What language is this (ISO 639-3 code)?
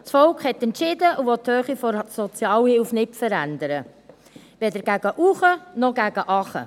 gsw